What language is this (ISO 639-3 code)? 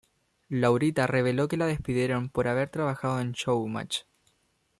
spa